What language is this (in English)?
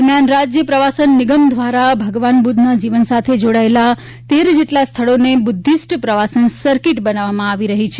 Gujarati